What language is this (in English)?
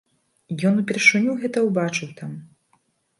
Belarusian